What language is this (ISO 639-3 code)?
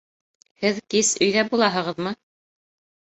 bak